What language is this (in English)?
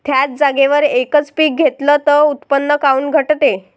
Marathi